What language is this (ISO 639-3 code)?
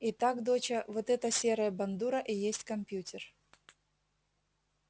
rus